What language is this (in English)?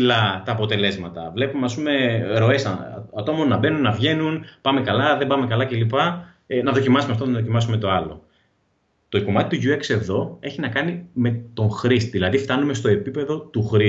Greek